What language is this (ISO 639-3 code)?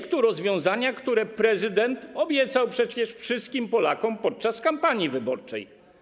pol